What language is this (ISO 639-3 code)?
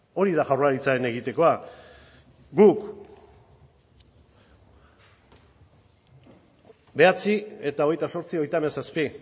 eus